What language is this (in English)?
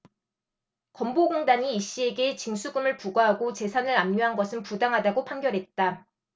Korean